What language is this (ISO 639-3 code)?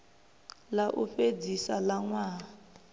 ven